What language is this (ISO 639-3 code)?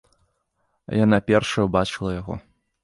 bel